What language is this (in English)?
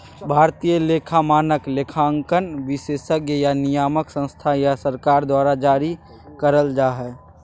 Magahi